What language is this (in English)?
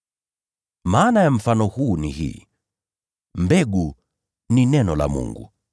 Swahili